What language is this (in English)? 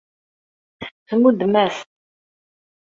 Kabyle